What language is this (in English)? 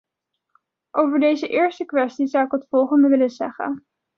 Dutch